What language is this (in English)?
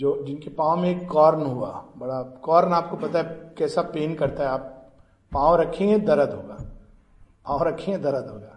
Hindi